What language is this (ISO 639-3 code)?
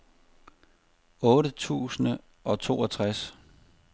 dan